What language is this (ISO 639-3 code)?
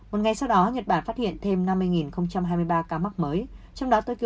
vie